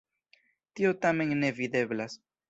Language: Esperanto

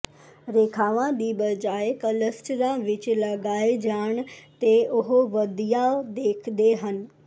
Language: Punjabi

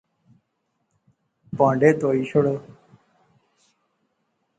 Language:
Pahari-Potwari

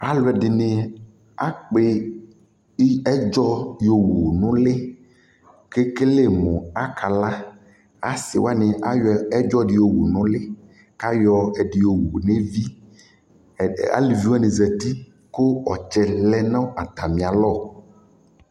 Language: Ikposo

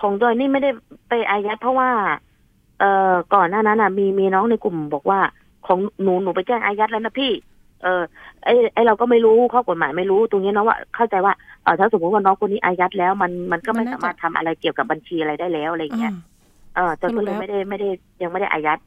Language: Thai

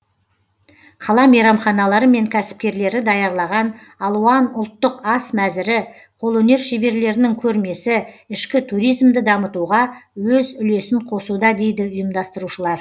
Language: Kazakh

